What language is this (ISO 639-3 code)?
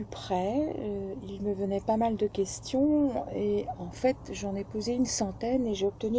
fra